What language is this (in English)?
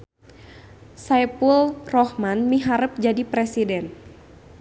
Sundanese